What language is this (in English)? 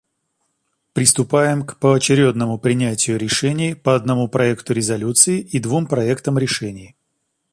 Russian